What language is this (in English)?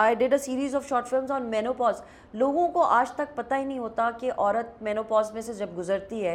Urdu